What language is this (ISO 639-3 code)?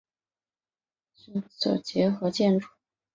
zho